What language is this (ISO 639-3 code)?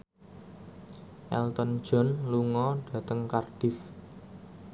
jav